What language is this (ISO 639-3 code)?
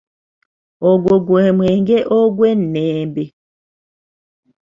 lug